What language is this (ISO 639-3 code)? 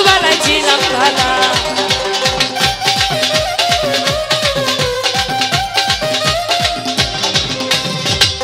ara